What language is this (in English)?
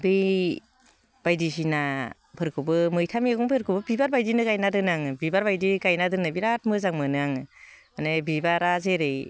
Bodo